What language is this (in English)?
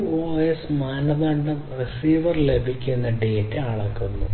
Malayalam